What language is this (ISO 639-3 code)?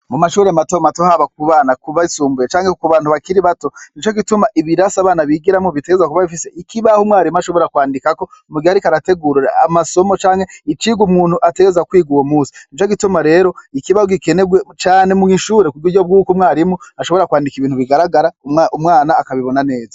run